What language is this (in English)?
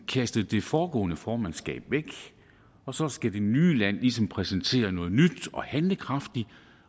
Danish